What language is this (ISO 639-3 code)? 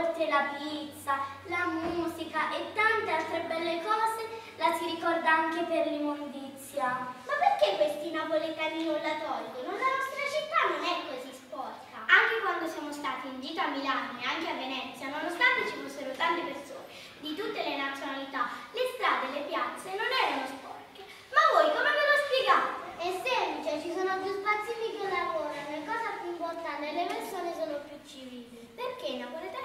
ita